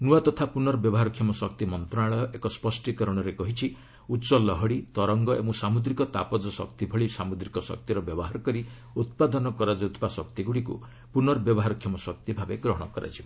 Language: Odia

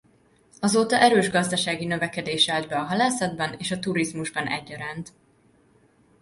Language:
Hungarian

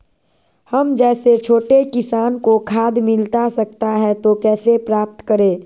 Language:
Magahi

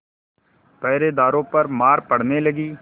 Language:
Hindi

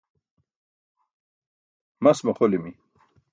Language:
Burushaski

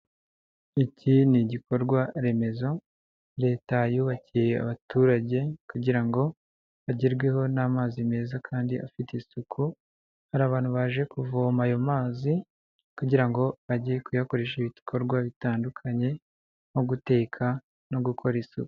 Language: Kinyarwanda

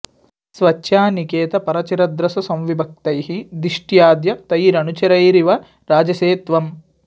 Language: Sanskrit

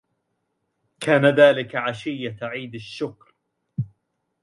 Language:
Arabic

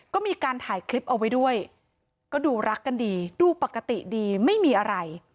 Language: Thai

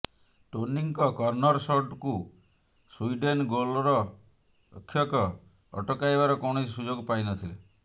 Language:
Odia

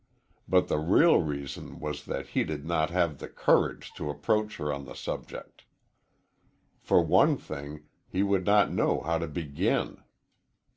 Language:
English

